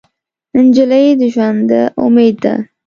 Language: Pashto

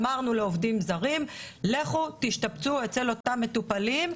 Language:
Hebrew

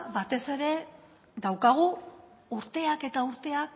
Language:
Basque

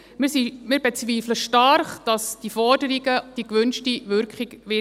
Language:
Swiss German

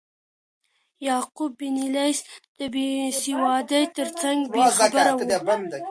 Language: Pashto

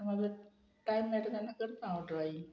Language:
Konkani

